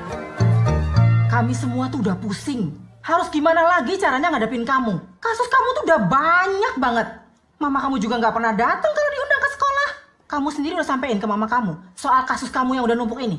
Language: Indonesian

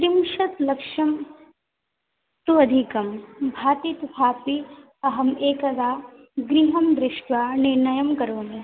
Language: Sanskrit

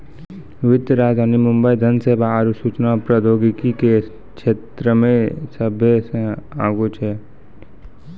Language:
Maithili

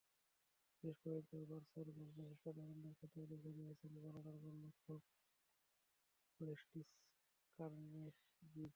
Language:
Bangla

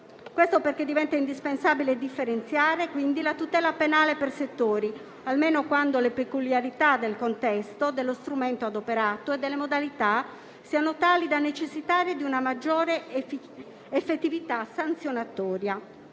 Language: Italian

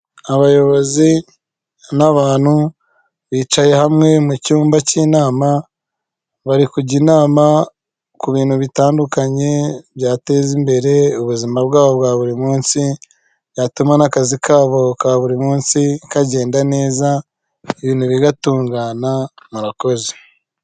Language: Kinyarwanda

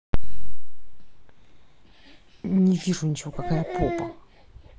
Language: Russian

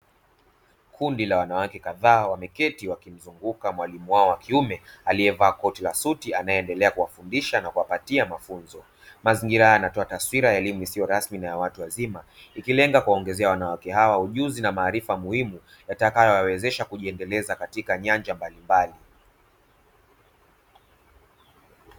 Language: Swahili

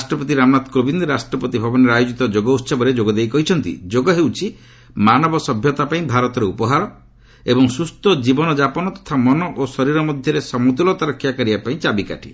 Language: Odia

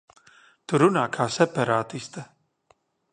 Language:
Latvian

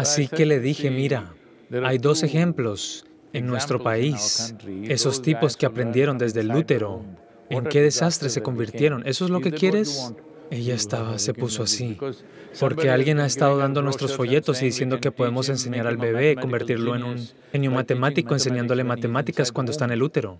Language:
Spanish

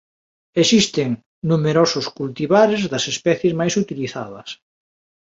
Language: Galician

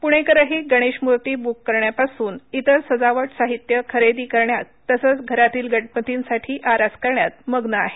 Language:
Marathi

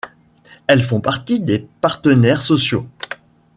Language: French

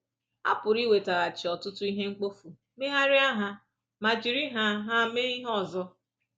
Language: Igbo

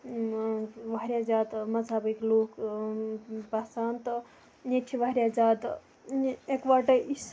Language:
Kashmiri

